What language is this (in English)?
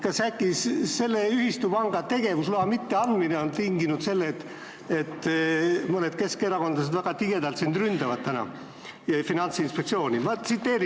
Estonian